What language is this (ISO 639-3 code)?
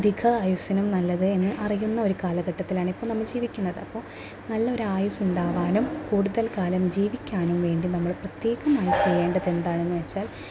mal